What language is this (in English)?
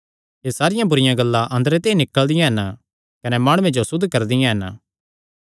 Kangri